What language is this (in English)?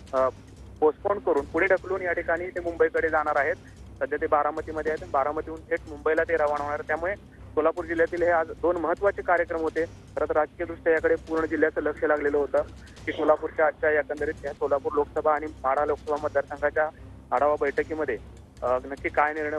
Romanian